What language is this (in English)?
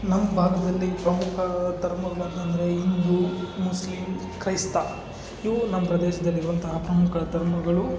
Kannada